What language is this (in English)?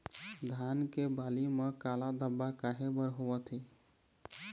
Chhattisgarhi